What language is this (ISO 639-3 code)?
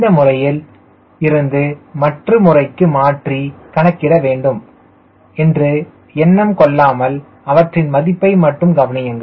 tam